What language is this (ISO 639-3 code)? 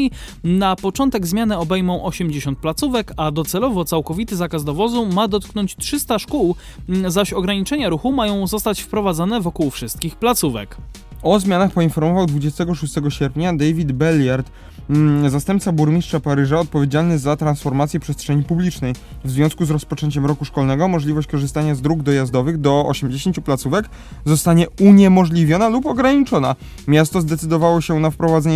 pol